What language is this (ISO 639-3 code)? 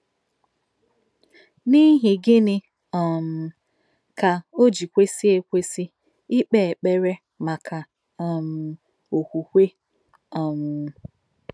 ibo